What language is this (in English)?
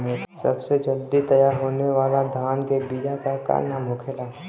Bhojpuri